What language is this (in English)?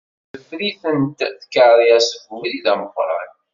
Kabyle